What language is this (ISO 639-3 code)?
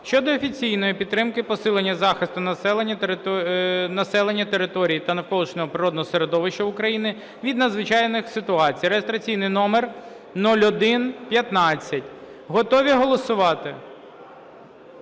ukr